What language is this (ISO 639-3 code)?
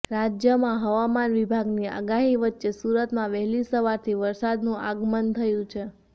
guj